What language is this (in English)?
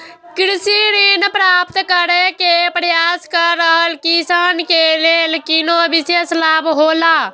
Maithili